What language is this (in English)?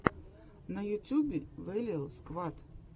Russian